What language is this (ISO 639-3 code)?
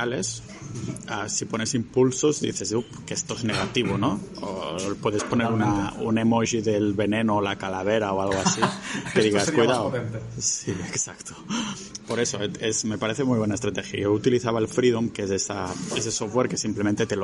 spa